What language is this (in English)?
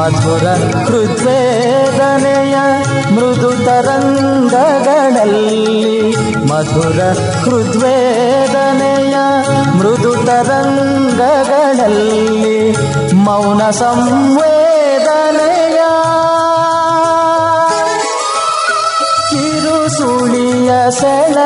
Kannada